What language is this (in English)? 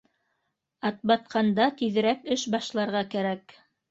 Bashkir